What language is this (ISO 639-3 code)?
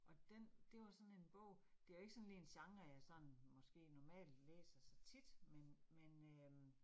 dan